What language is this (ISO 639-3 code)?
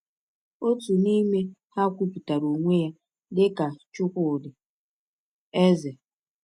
ibo